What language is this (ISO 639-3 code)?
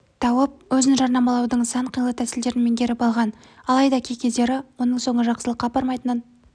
kaz